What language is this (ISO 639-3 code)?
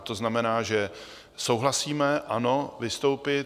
ces